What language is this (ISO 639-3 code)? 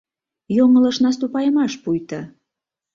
chm